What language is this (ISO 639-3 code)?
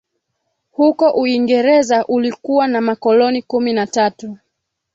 swa